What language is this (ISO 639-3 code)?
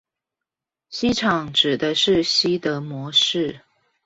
zho